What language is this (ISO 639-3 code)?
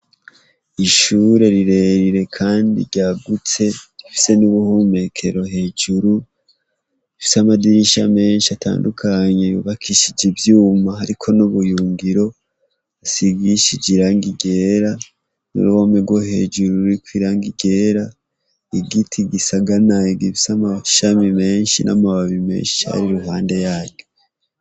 run